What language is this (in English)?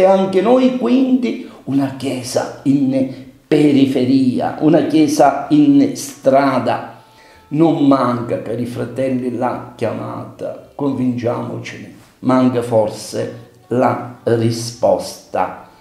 Italian